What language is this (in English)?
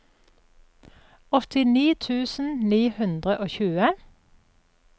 Norwegian